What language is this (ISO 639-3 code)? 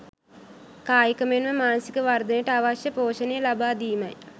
sin